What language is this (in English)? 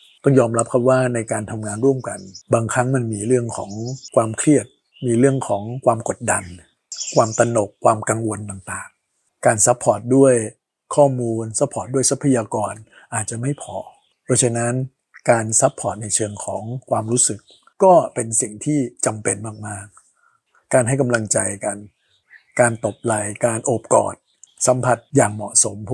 Thai